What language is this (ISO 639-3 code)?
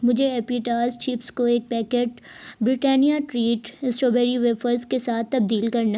urd